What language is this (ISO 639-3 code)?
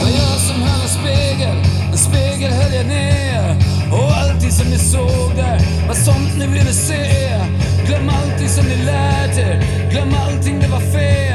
swe